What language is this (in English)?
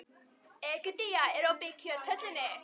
Icelandic